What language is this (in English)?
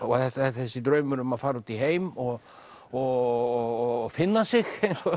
Icelandic